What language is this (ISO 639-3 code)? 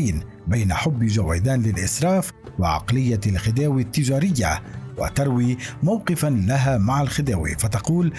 ara